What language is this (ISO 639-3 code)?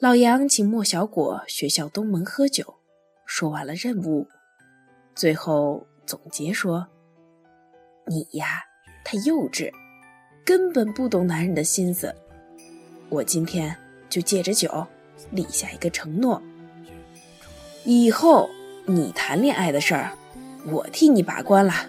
zho